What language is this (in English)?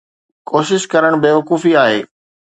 Sindhi